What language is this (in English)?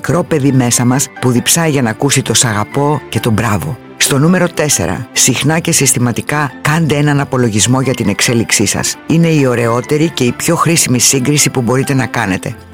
Greek